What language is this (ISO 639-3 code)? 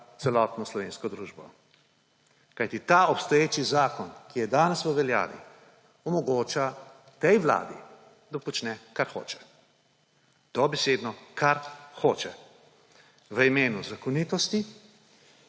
slv